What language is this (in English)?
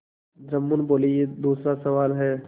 Hindi